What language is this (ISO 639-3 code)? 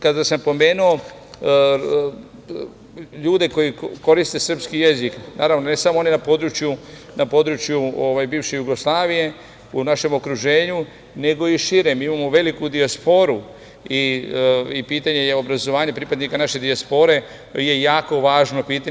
srp